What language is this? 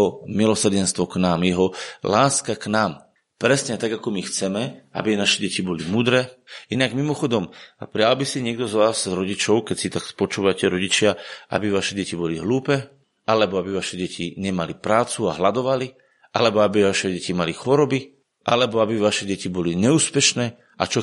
Slovak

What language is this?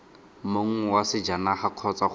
Tswana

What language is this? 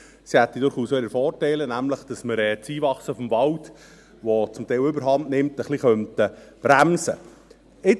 Swiss German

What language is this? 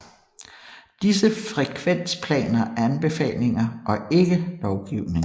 Danish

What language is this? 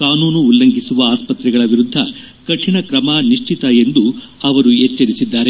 Kannada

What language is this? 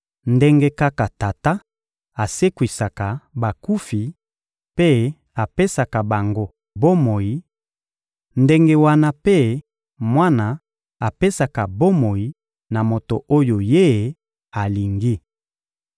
Lingala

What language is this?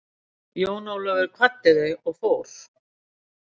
Icelandic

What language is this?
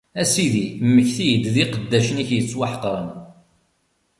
Kabyle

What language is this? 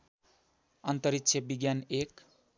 Nepali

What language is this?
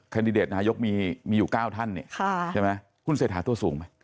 Thai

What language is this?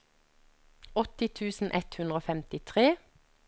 Norwegian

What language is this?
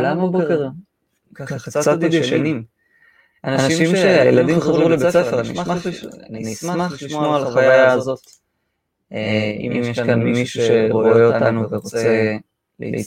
Hebrew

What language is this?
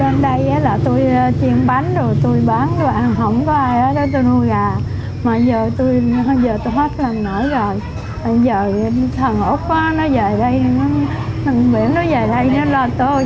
Vietnamese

